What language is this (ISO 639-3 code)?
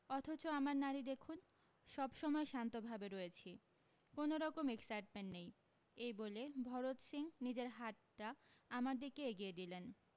ben